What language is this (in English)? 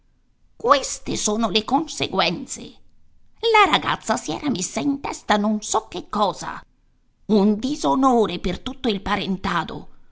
Italian